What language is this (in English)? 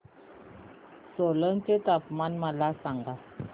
Marathi